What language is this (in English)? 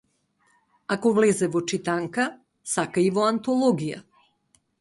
Macedonian